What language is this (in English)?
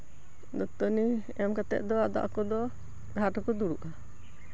Santali